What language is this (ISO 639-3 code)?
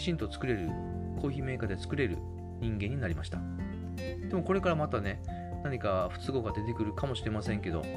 jpn